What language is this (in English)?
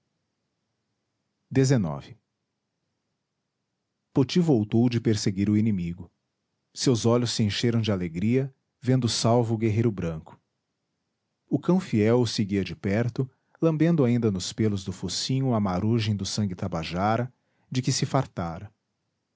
Portuguese